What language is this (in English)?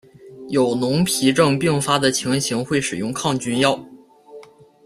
Chinese